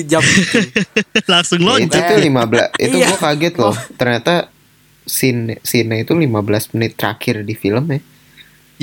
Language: Indonesian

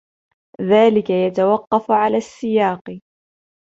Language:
Arabic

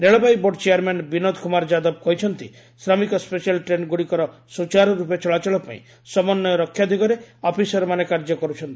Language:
Odia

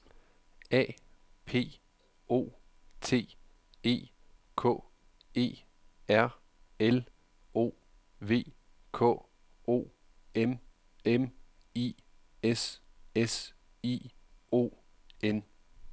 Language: Danish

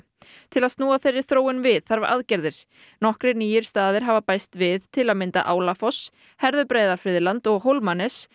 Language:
Icelandic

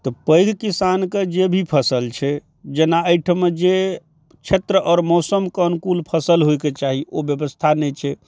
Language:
Maithili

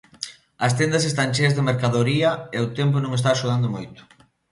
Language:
Galician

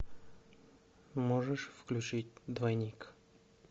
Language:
Russian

